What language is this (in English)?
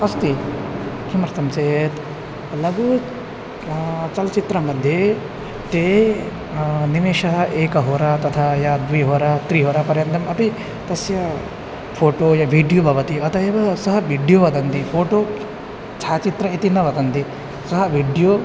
Sanskrit